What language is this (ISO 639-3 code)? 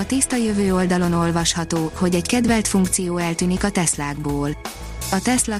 hun